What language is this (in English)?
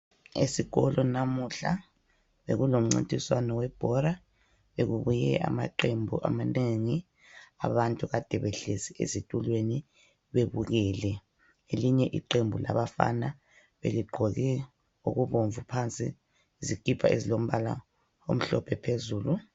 North Ndebele